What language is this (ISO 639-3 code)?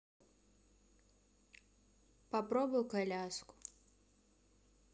rus